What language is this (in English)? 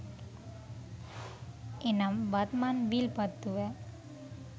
Sinhala